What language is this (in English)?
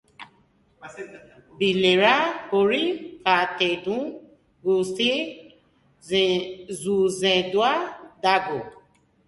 Basque